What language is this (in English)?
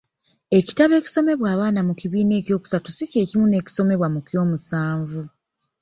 Ganda